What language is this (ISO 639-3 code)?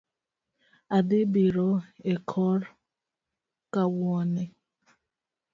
luo